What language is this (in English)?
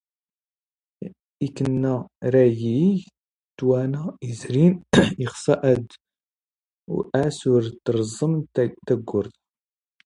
Standard Moroccan Tamazight